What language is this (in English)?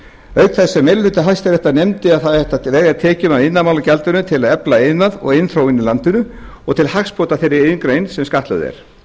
Icelandic